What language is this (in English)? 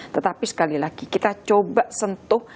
Indonesian